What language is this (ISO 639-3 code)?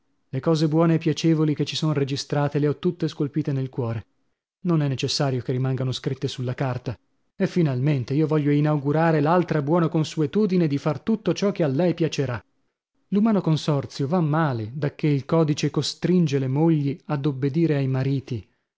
ita